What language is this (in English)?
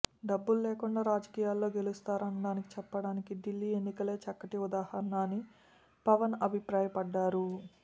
Telugu